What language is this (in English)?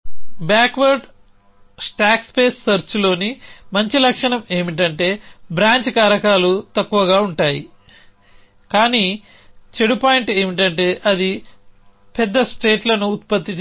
Telugu